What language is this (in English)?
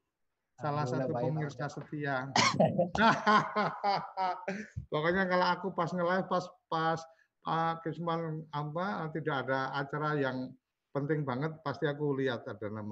Indonesian